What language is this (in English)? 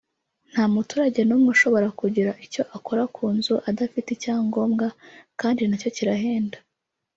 Kinyarwanda